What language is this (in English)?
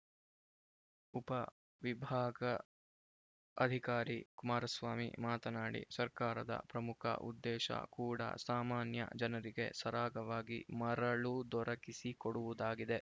Kannada